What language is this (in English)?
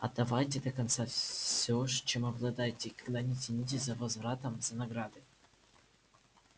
Russian